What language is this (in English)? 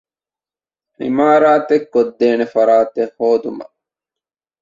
Divehi